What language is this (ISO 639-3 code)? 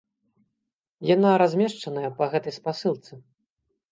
bel